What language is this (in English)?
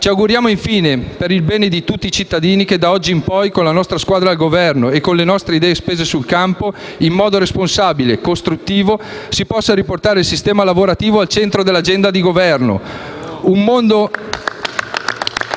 Italian